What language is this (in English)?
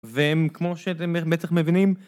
Hebrew